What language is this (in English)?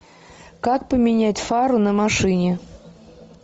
Russian